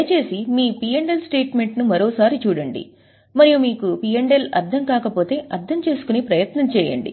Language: Telugu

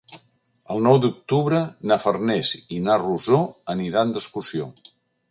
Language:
Catalan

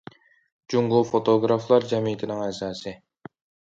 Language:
Uyghur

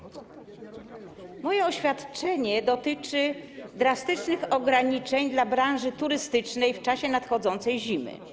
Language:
Polish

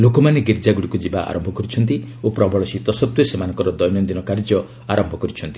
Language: Odia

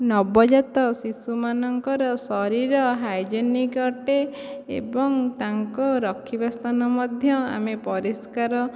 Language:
Odia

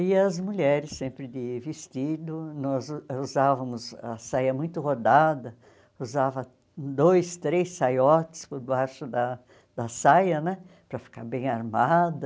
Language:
Portuguese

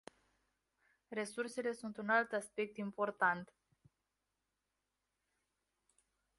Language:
Romanian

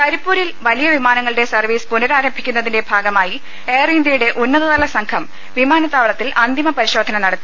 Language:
Malayalam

